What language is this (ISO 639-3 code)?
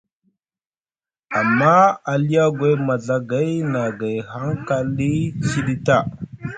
mug